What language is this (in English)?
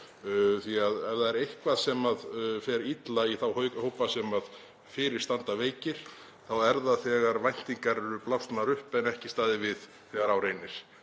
Icelandic